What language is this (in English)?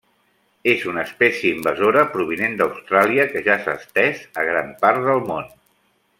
Catalan